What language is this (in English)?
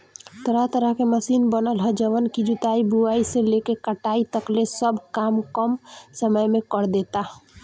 Bhojpuri